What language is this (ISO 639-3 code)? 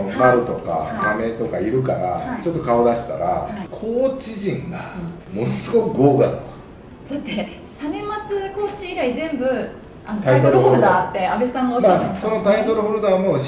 jpn